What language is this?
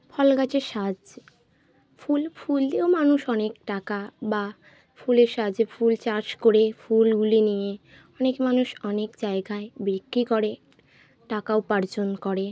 Bangla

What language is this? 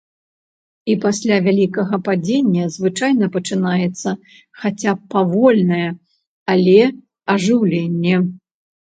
Belarusian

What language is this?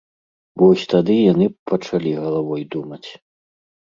Belarusian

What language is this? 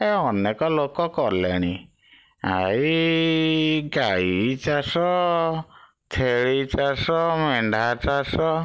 Odia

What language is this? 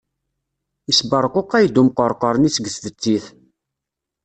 Kabyle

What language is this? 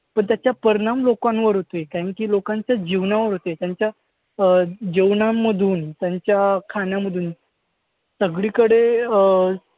Marathi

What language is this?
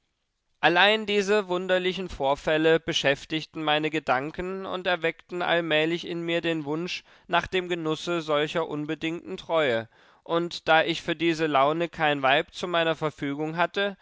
German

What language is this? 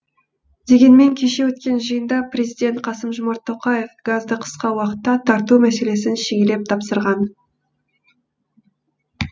Kazakh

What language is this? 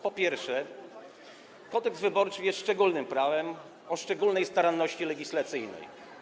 Polish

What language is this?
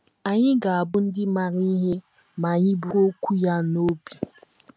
Igbo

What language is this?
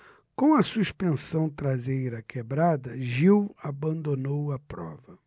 Portuguese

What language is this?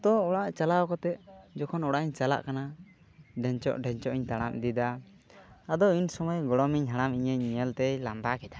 Santali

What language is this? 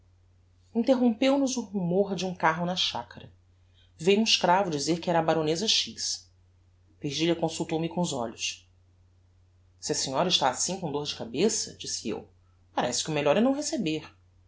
Portuguese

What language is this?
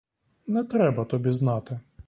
Ukrainian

